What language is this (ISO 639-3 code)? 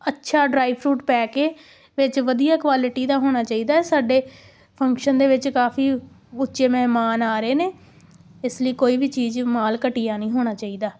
pan